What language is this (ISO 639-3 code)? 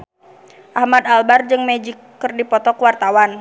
sun